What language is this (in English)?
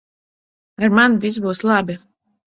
Latvian